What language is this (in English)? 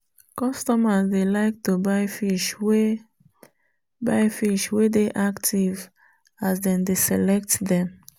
Nigerian Pidgin